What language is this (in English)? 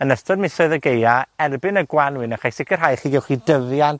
Welsh